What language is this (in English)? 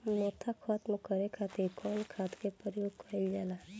Bhojpuri